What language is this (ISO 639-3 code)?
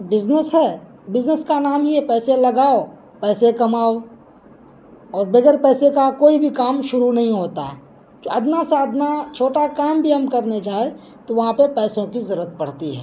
urd